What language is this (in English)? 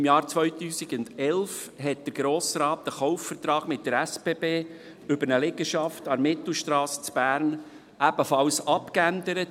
Swiss German